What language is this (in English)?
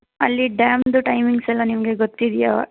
Kannada